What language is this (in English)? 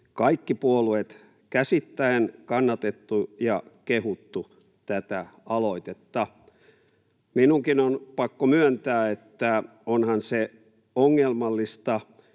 Finnish